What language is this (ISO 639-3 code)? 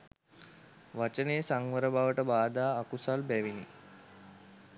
sin